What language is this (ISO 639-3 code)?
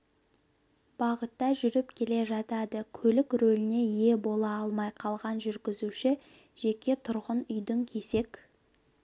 kaz